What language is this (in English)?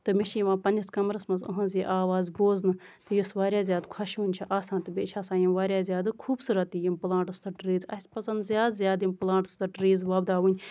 Kashmiri